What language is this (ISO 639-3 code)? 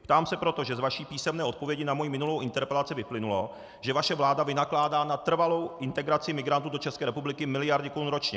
ces